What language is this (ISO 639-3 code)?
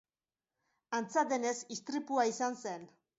eus